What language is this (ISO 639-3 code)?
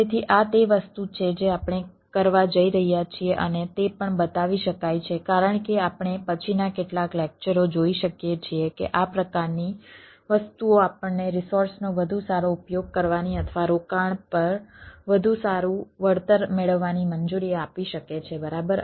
guj